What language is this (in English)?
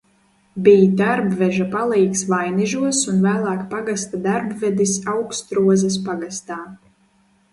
Latvian